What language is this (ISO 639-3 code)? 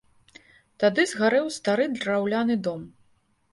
bel